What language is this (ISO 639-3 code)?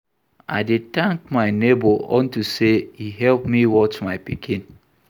pcm